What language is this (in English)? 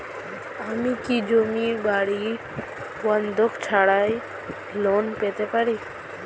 Bangla